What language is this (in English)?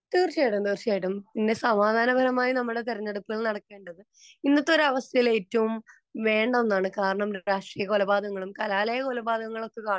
Malayalam